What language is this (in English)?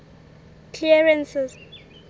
Southern Sotho